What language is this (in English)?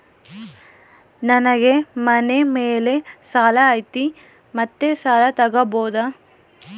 Kannada